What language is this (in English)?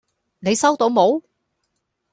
Cantonese